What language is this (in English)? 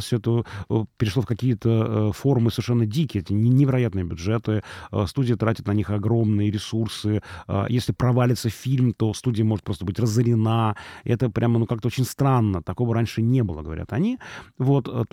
Russian